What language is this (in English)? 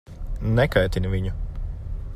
Latvian